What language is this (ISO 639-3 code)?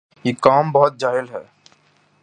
urd